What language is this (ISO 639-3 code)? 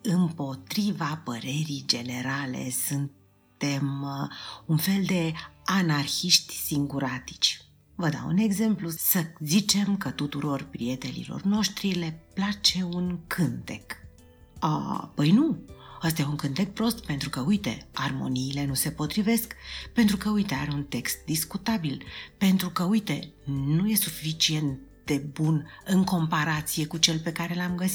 ron